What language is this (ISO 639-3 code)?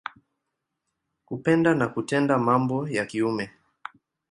swa